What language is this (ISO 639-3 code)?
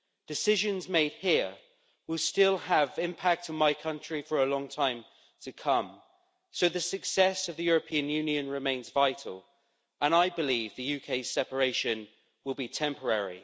eng